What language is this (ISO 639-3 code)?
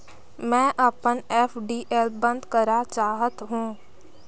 hne